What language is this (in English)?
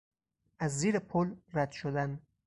Persian